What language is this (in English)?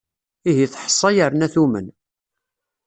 Kabyle